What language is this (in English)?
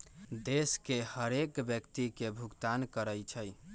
Magahi